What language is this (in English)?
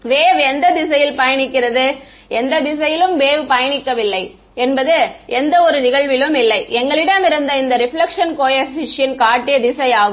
Tamil